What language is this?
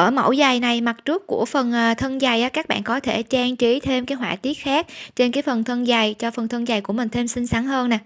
Vietnamese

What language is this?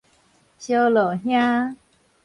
Min Nan Chinese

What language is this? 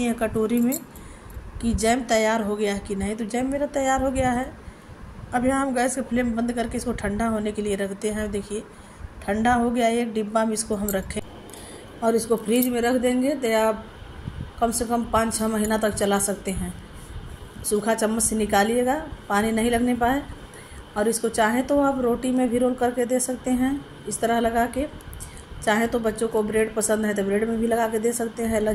Hindi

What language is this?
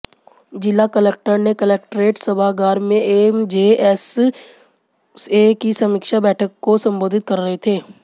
Hindi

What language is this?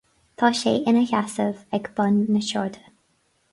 Irish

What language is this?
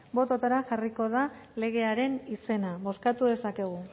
Basque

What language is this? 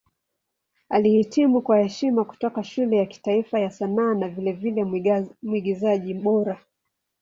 Swahili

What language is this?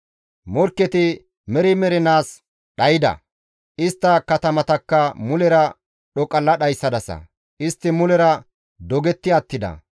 Gamo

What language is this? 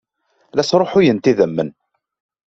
Kabyle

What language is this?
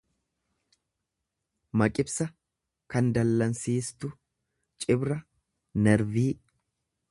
Oromo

